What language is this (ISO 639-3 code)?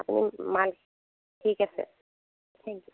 asm